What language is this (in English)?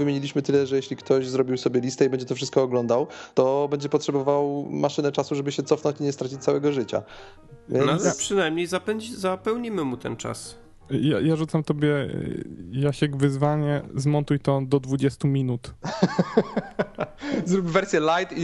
Polish